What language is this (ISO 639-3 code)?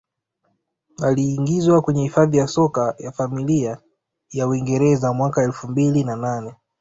swa